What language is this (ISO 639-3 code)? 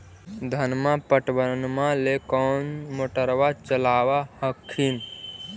mag